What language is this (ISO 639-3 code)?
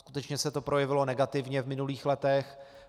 ces